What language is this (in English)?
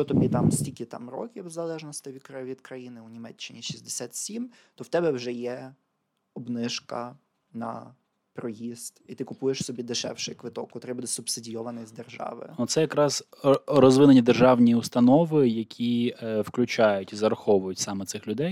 Ukrainian